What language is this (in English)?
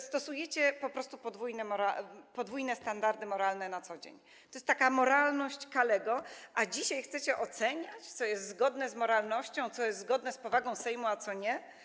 Polish